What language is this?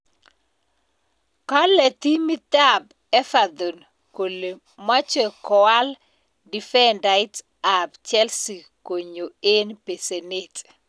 Kalenjin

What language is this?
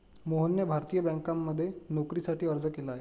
Marathi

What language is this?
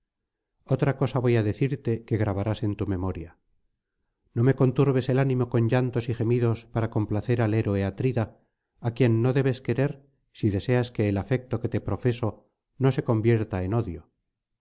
Spanish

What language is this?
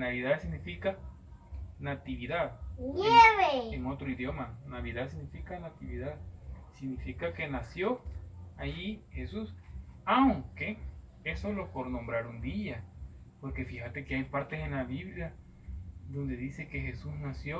Spanish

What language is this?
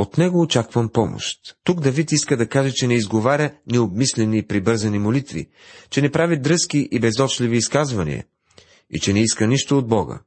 Bulgarian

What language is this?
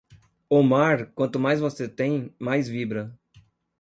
Portuguese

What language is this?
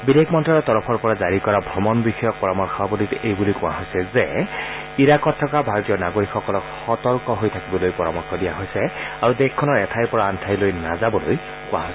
Assamese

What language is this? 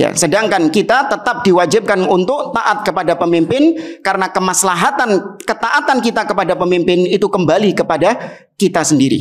Indonesian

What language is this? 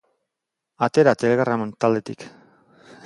Basque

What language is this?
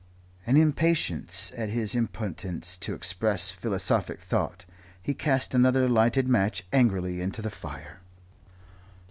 English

